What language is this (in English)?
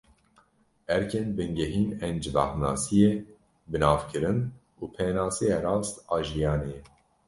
Kurdish